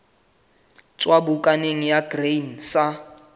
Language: Southern Sotho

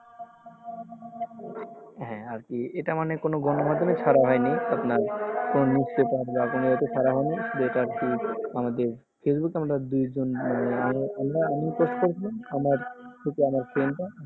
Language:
Bangla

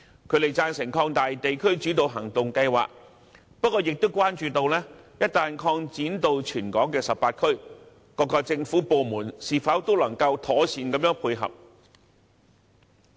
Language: Cantonese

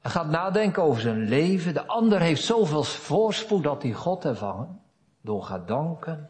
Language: Dutch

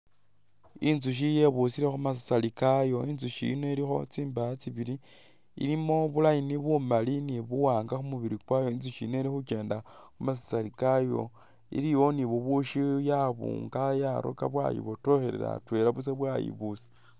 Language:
Masaaba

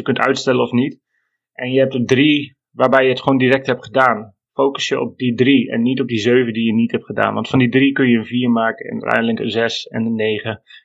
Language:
Dutch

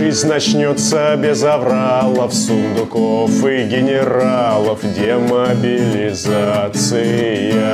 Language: Russian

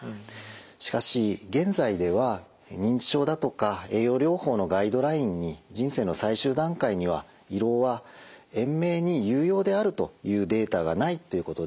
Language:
Japanese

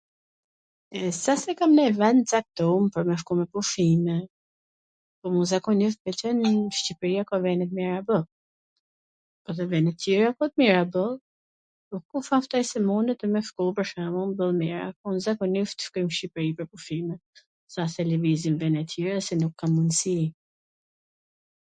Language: Gheg Albanian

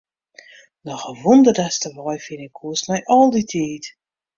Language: Western Frisian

